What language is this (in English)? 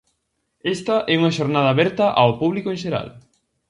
Galician